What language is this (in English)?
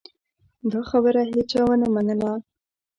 Pashto